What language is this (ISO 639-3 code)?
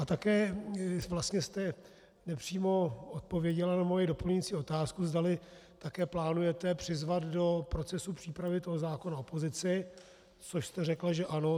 ces